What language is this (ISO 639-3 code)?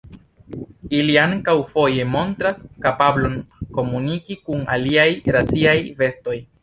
epo